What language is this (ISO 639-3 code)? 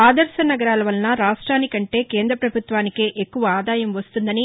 tel